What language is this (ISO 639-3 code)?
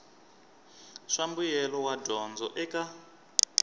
tso